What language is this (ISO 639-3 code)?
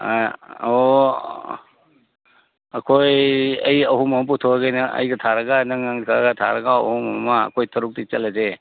mni